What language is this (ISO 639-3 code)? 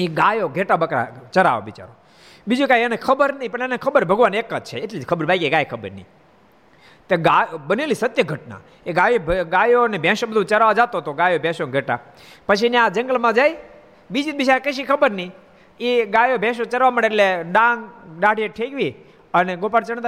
guj